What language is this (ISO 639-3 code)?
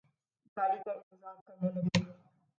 urd